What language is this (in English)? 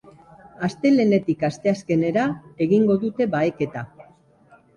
Basque